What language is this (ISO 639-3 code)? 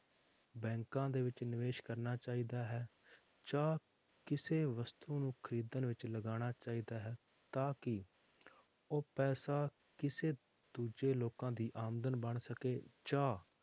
pan